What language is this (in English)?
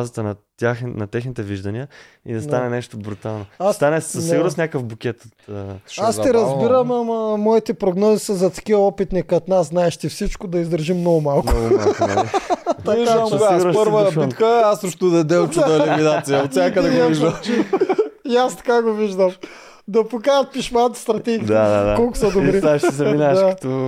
Bulgarian